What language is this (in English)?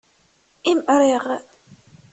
Kabyle